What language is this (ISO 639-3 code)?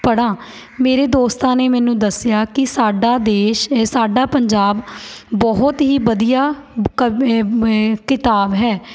pan